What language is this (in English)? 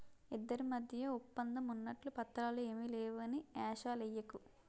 Telugu